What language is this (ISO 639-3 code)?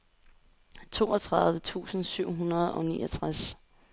dan